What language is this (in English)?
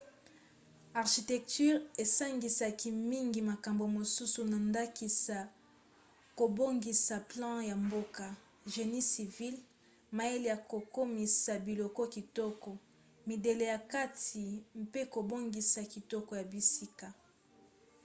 Lingala